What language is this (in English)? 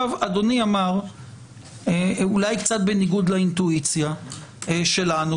Hebrew